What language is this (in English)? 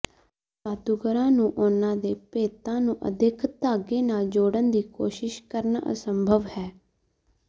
Punjabi